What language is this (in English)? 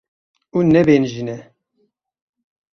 Kurdish